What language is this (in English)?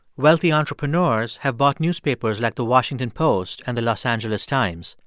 English